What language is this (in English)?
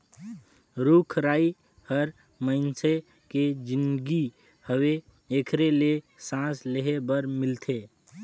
Chhattisgarhi